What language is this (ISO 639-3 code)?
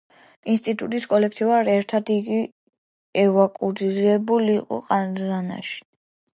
kat